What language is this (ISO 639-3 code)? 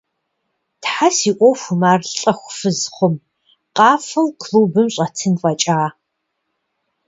kbd